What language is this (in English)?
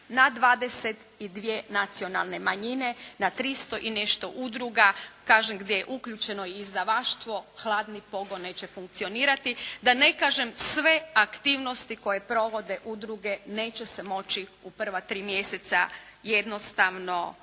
Croatian